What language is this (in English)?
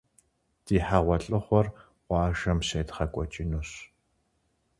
Kabardian